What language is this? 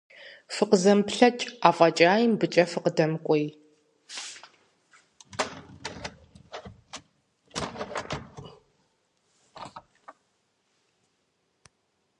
Kabardian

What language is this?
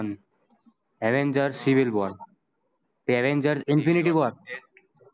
Gujarati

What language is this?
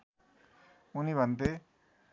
Nepali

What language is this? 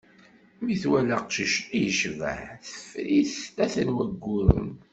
Kabyle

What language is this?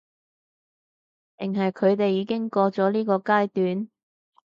Cantonese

